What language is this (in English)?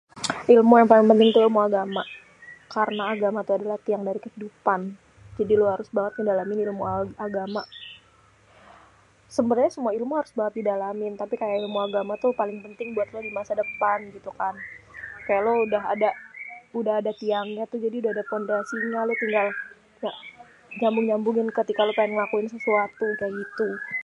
Betawi